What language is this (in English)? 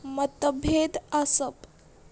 Konkani